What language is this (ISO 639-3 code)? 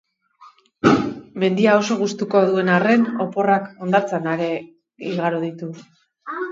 eus